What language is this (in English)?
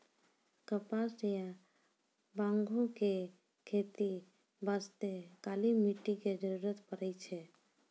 Maithili